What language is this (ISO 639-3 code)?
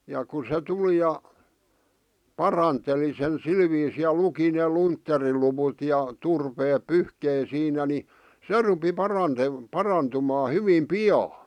fin